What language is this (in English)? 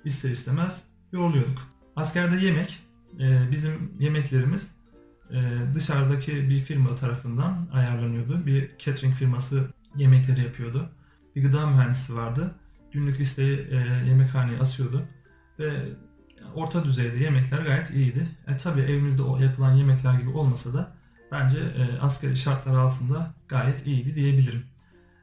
Turkish